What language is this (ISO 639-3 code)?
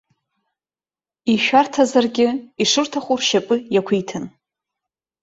abk